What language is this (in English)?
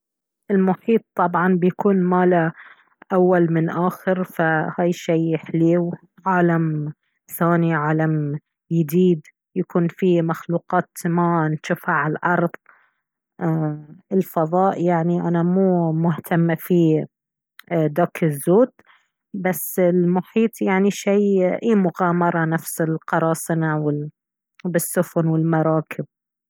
Baharna Arabic